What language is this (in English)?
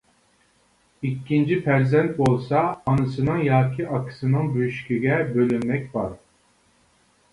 Uyghur